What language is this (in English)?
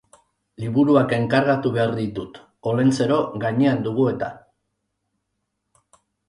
Basque